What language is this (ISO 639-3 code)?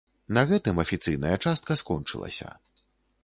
bel